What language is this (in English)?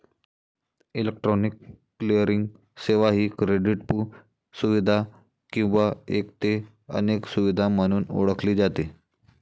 Marathi